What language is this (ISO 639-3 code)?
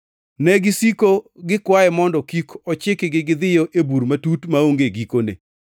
luo